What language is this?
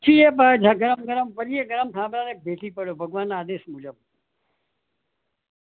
Gujarati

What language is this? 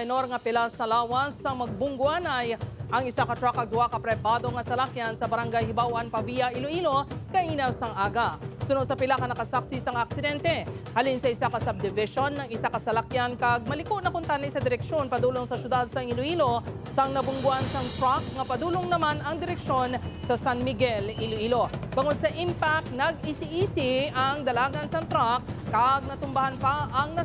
Filipino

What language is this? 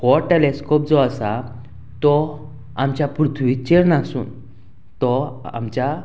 Konkani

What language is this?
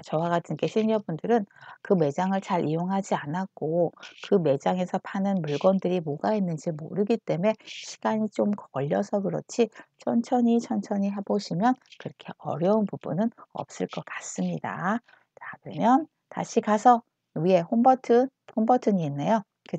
Korean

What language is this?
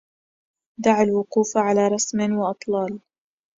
Arabic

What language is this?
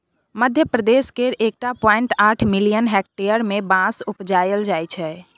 Maithili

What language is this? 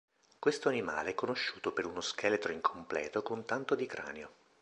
Italian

